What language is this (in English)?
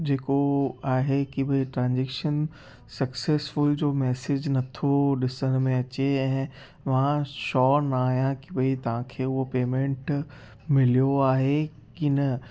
Sindhi